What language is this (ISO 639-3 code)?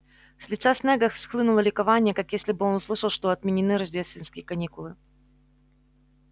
rus